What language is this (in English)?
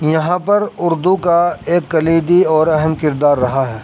Urdu